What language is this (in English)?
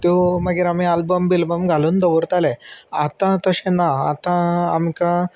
Konkani